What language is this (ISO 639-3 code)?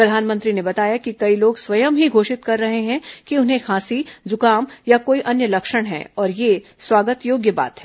hin